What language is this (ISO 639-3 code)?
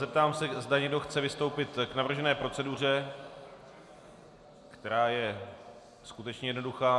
ces